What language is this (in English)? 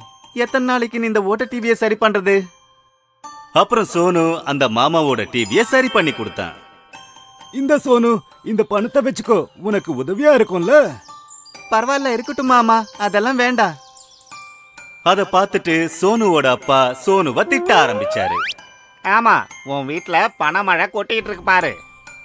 Tamil